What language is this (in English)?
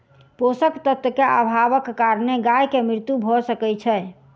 Maithili